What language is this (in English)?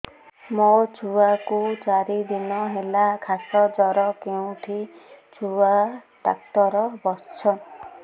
Odia